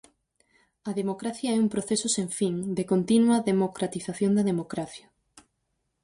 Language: Galician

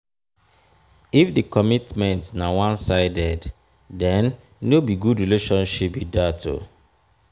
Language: Nigerian Pidgin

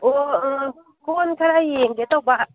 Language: Manipuri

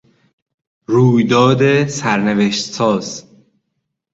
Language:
Persian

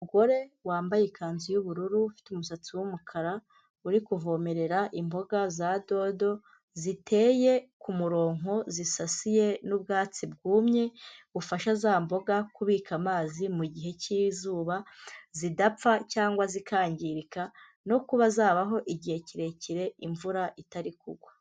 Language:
Kinyarwanda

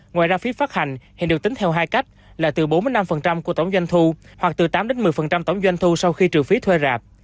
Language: Vietnamese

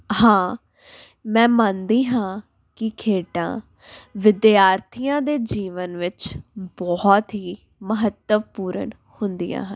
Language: Punjabi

